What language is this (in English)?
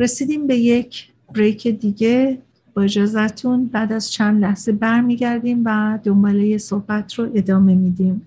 Persian